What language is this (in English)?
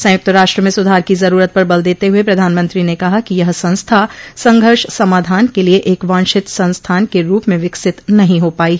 Hindi